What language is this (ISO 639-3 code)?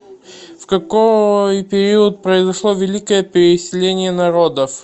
rus